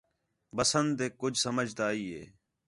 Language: Khetrani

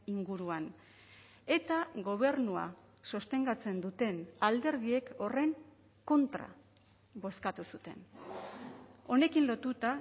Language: Basque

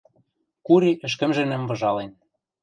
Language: Western Mari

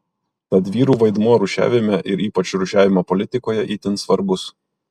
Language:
Lithuanian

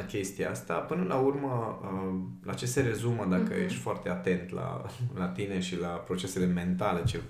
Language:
Romanian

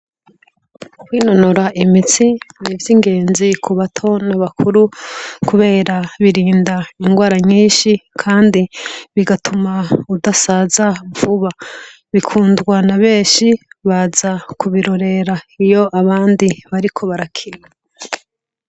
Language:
Rundi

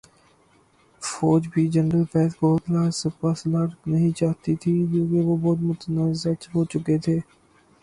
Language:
Urdu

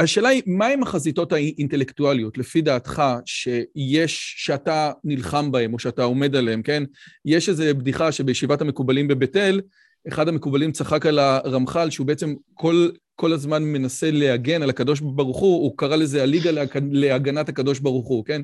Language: Hebrew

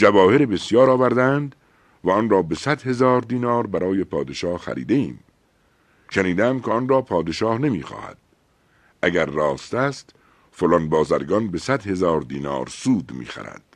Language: Persian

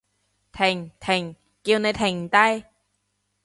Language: Cantonese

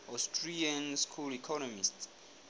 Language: Southern Sotho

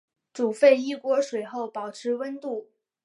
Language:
Chinese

